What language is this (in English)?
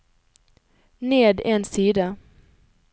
Norwegian